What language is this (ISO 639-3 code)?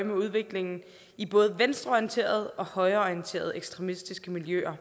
dan